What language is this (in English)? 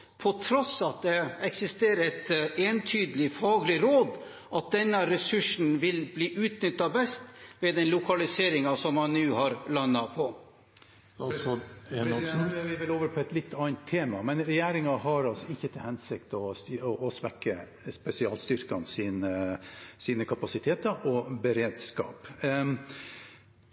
Norwegian Bokmål